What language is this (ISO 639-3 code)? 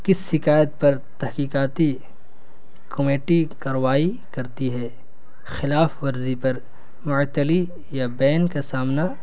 urd